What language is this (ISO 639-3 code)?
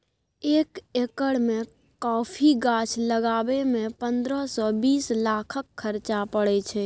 mai